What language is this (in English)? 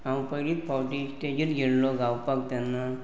Konkani